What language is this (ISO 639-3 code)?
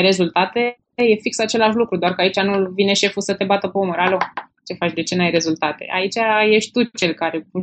ron